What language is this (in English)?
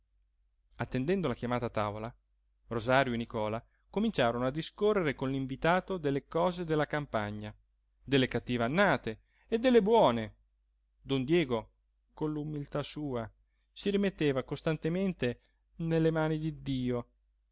Italian